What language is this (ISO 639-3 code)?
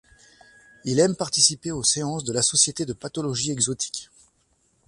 fra